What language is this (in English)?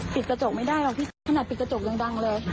Thai